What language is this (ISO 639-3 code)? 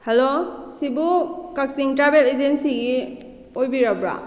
mni